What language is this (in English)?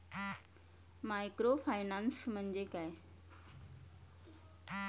Marathi